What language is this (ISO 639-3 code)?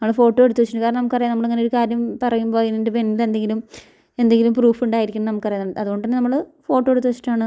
mal